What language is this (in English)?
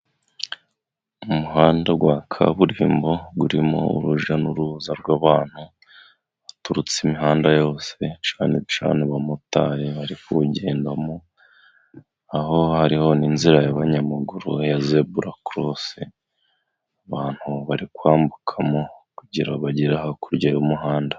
Kinyarwanda